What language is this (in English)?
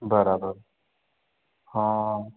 Sindhi